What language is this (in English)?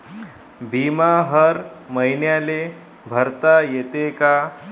Marathi